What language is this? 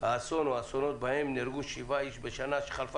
Hebrew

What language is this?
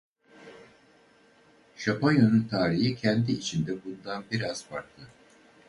Turkish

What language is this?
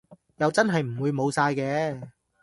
Cantonese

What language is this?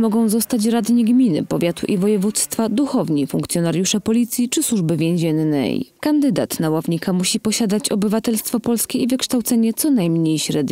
Polish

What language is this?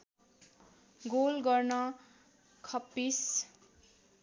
Nepali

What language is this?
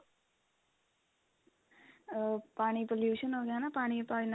Punjabi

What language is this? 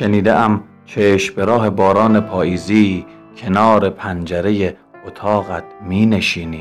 Persian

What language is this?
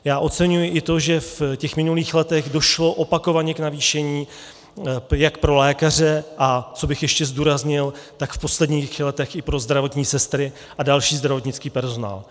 Czech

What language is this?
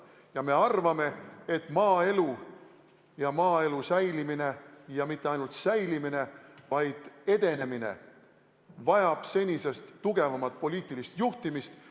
Estonian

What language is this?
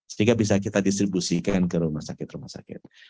Indonesian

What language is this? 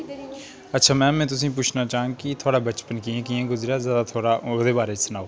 Dogri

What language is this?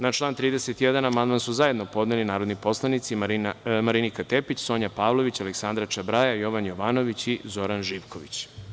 Serbian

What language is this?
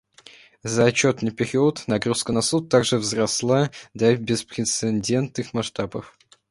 Russian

